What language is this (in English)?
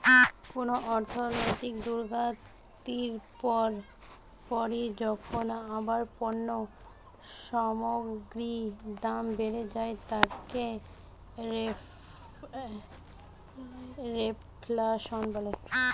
Bangla